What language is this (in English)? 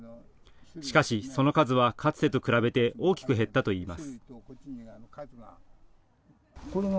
Japanese